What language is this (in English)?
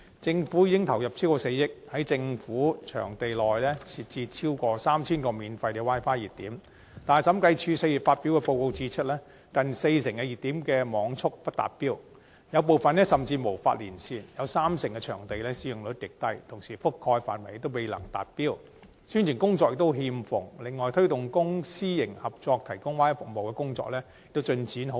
Cantonese